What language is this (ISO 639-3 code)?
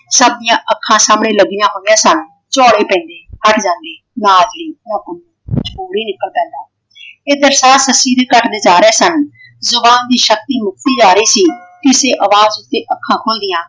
pan